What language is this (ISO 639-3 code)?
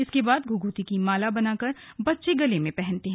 hin